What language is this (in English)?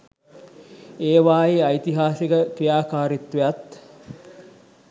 Sinhala